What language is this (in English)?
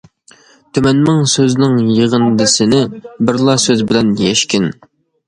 Uyghur